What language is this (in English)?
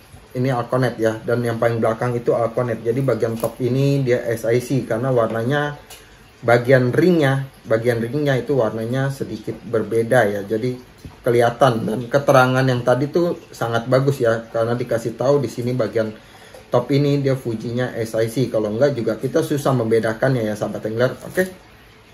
Indonesian